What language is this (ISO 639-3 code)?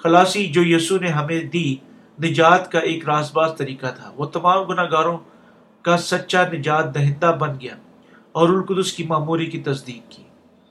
urd